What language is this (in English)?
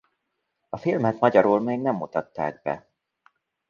Hungarian